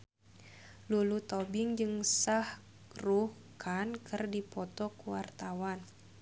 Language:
Sundanese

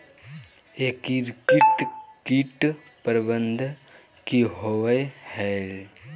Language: Magahi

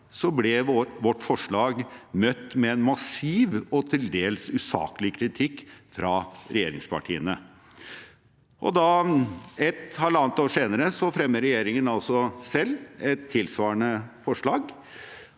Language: Norwegian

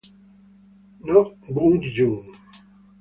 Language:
Italian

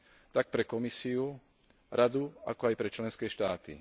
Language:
Slovak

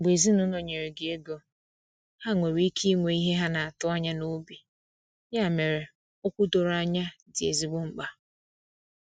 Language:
Igbo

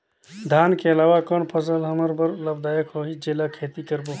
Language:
Chhattisgarhi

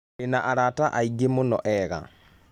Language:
Kikuyu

